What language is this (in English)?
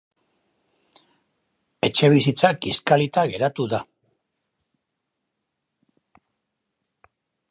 Basque